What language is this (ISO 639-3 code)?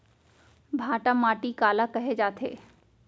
hne